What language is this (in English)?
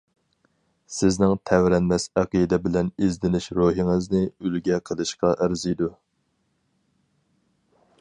Uyghur